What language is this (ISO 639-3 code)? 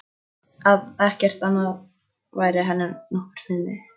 isl